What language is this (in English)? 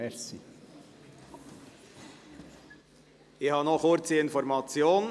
Swiss German